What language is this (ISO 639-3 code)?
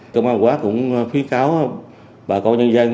vie